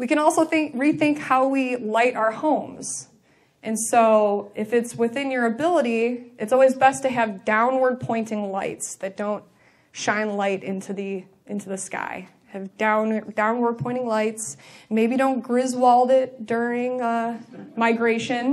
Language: English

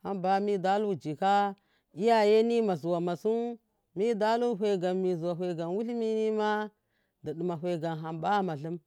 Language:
Miya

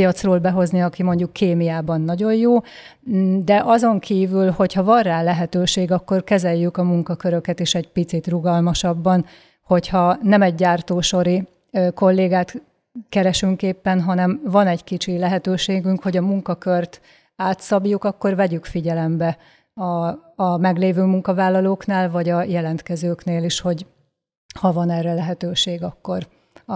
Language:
Hungarian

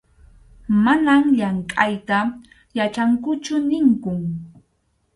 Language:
Arequipa-La Unión Quechua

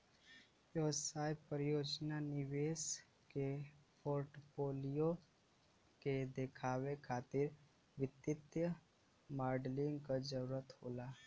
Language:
Bhojpuri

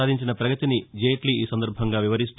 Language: Telugu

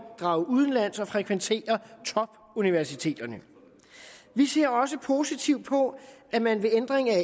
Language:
Danish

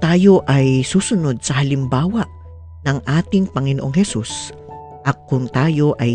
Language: Filipino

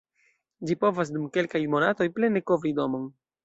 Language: Esperanto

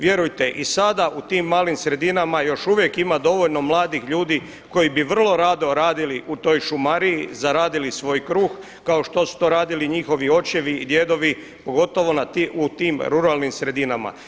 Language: Croatian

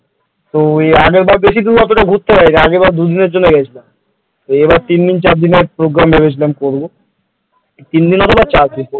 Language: Bangla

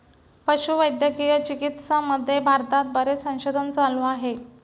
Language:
Marathi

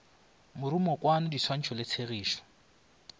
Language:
Northern Sotho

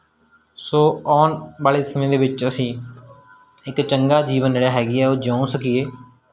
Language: Punjabi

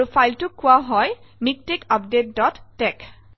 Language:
Assamese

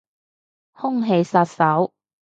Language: Cantonese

